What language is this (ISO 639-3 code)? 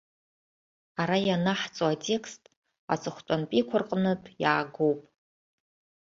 abk